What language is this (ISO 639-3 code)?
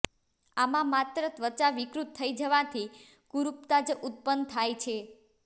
guj